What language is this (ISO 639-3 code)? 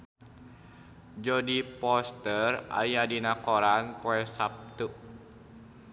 sun